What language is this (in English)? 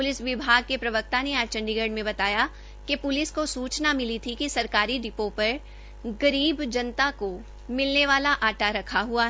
Hindi